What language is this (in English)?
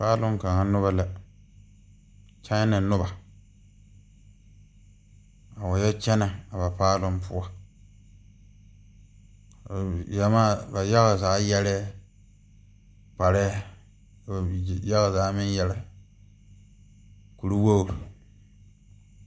Southern Dagaare